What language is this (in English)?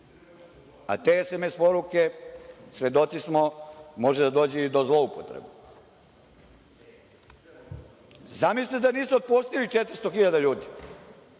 Serbian